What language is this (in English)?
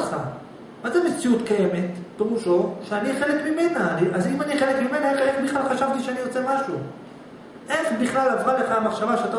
Hebrew